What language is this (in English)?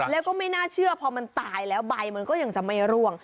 Thai